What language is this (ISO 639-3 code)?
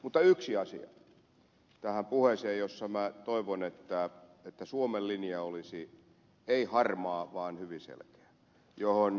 fin